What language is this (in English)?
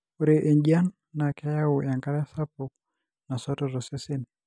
Masai